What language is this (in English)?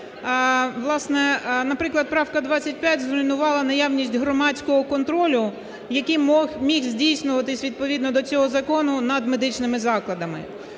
Ukrainian